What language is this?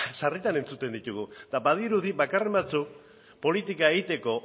Basque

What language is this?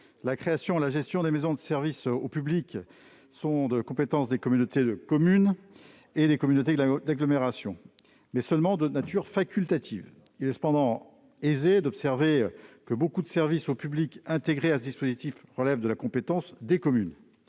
French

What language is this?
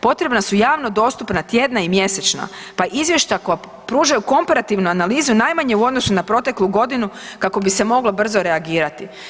Croatian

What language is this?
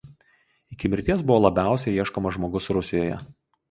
Lithuanian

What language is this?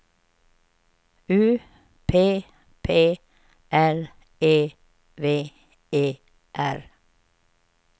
Swedish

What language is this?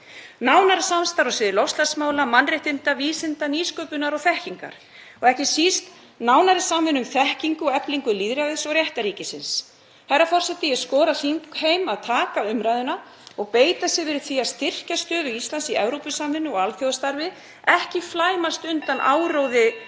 Icelandic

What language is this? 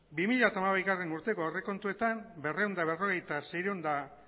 Basque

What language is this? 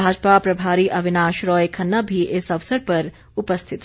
Hindi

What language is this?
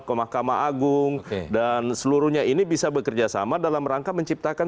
Indonesian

